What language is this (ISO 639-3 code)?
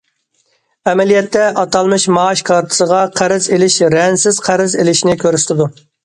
uig